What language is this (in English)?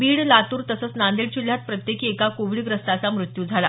Marathi